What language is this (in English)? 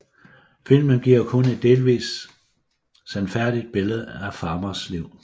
Danish